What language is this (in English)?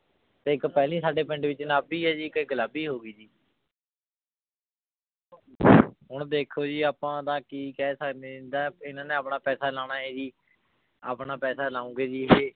Punjabi